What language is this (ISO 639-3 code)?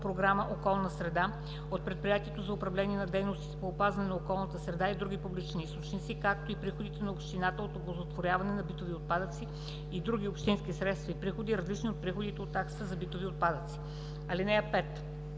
bul